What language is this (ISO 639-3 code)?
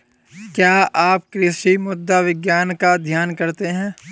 hin